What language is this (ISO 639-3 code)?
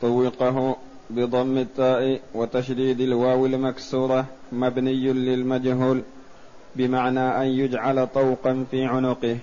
ara